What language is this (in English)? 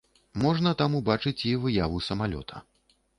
Belarusian